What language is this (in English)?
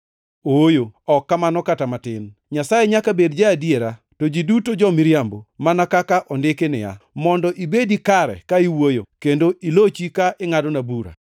Luo (Kenya and Tanzania)